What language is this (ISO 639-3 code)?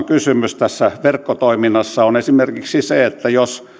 fin